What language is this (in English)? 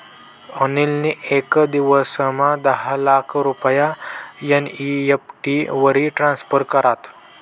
Marathi